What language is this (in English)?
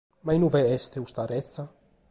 Sardinian